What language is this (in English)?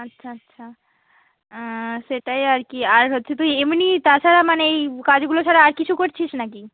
Bangla